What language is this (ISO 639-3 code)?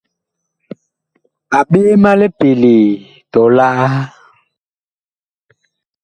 bkh